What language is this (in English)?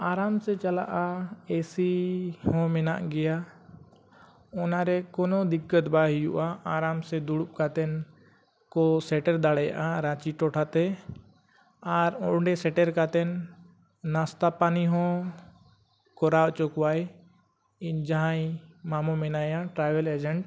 Santali